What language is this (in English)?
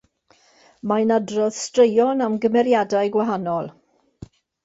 Welsh